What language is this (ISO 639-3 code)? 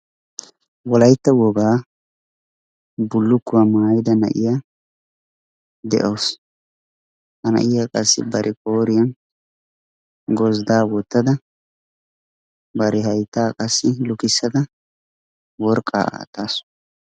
wal